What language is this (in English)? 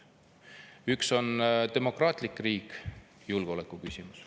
Estonian